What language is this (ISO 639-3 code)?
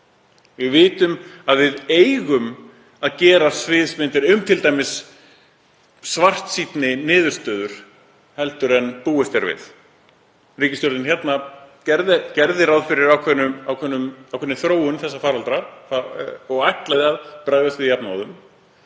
isl